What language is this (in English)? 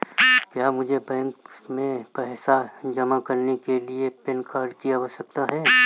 Hindi